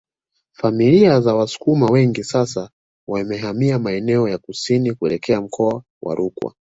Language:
Swahili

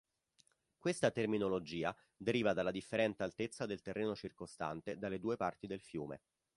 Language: Italian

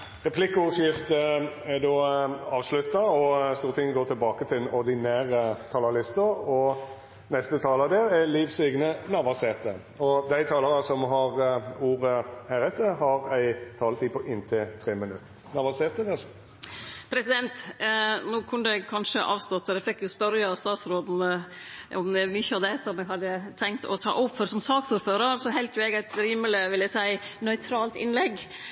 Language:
Norwegian Nynorsk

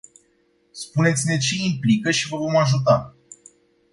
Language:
Romanian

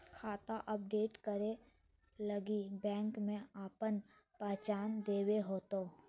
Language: Magahi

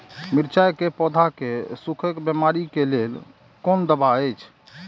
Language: Maithili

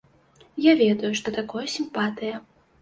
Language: Belarusian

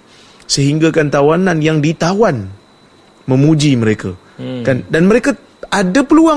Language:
Malay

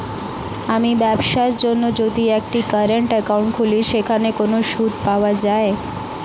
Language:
Bangla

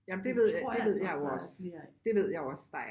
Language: Danish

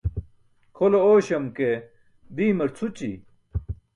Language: Burushaski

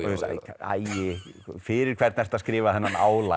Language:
Icelandic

